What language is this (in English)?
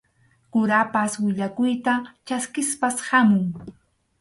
Arequipa-La Unión Quechua